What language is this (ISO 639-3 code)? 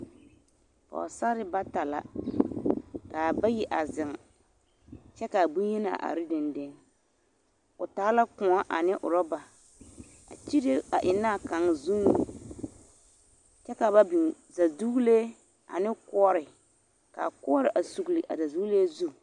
dga